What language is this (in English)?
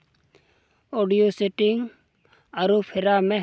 Santali